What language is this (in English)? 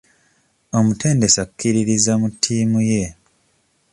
Ganda